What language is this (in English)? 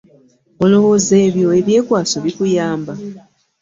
Ganda